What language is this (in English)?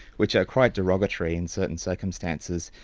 English